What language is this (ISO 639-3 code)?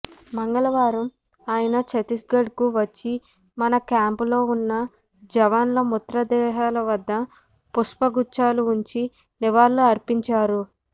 tel